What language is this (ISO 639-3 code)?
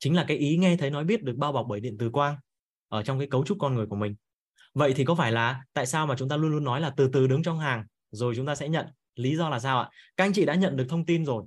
vie